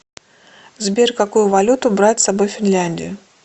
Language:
Russian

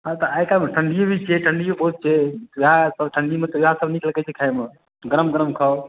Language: Maithili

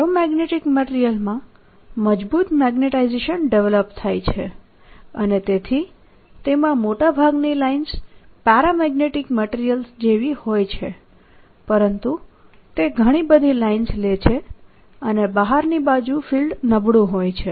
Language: Gujarati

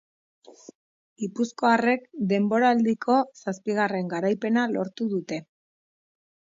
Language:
Basque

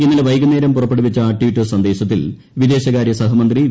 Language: Malayalam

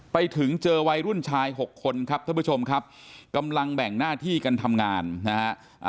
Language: Thai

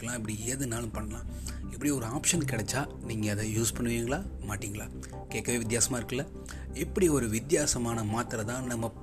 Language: Tamil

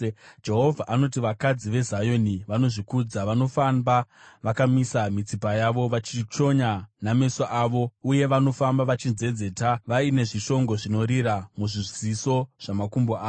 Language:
Shona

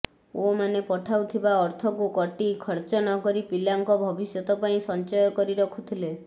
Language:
Odia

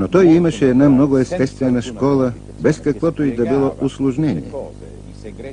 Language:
Bulgarian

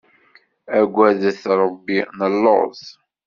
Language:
Kabyle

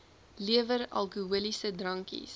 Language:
Afrikaans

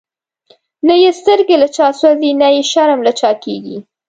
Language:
Pashto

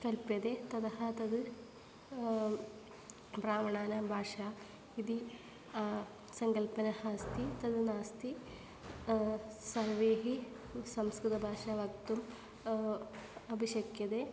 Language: Sanskrit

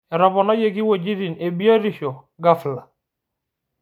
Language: Masai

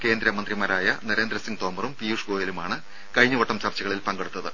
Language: Malayalam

